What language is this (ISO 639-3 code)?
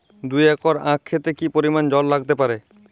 ben